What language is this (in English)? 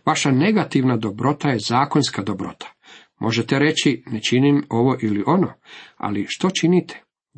Croatian